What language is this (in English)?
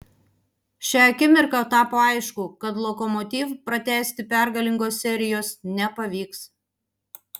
Lithuanian